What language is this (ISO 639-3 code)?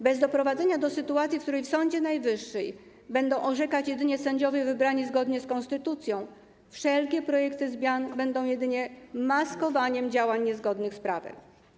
pol